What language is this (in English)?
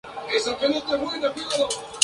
Spanish